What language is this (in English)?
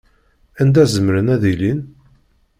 Kabyle